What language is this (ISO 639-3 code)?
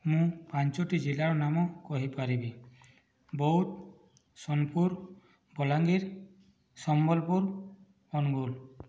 ori